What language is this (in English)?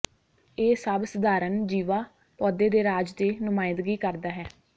Punjabi